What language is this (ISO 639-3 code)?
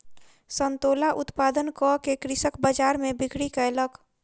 mai